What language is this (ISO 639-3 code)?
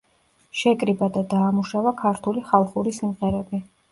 kat